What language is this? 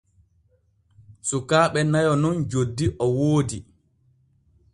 Borgu Fulfulde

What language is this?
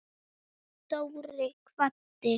Icelandic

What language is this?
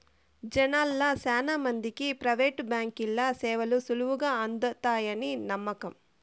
Telugu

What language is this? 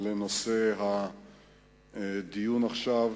Hebrew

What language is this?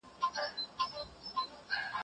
Pashto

